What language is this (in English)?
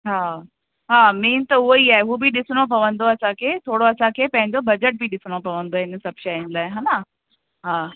Sindhi